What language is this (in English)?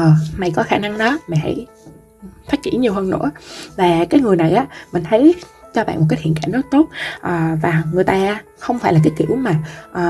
Vietnamese